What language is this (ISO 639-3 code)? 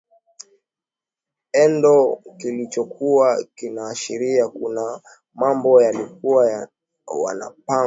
swa